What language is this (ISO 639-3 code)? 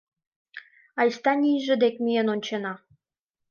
chm